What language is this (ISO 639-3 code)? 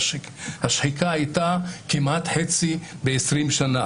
heb